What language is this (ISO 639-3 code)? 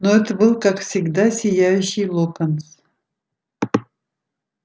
rus